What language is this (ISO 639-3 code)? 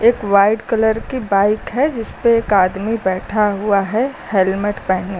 hin